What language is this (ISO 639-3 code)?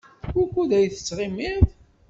kab